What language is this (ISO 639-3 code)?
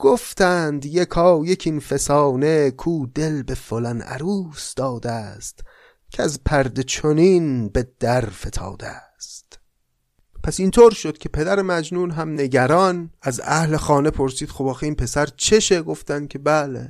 fas